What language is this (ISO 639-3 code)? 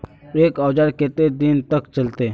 mag